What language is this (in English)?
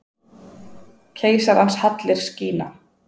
Icelandic